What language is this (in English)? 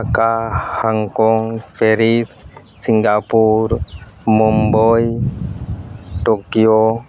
Santali